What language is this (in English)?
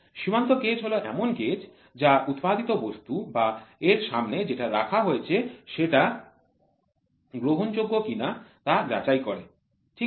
Bangla